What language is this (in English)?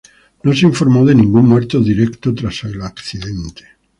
Spanish